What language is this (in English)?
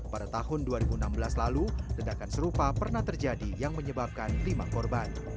Indonesian